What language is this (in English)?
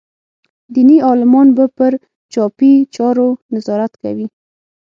Pashto